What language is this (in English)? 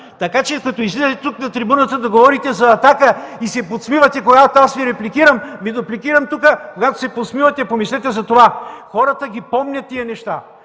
Bulgarian